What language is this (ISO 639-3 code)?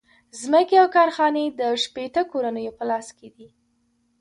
pus